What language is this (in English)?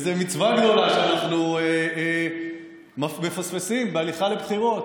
Hebrew